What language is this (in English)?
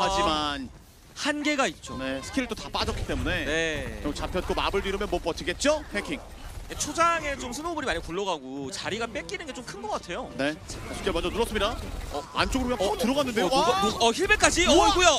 Korean